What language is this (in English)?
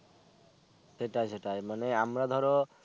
Bangla